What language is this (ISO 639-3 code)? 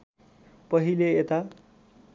nep